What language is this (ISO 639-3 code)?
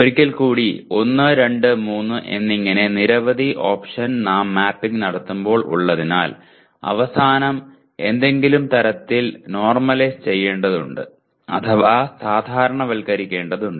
mal